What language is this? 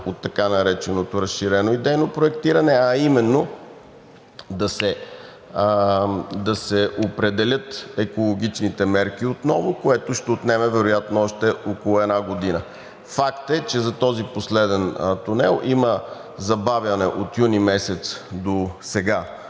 Bulgarian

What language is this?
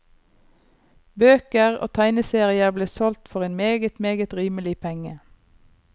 Norwegian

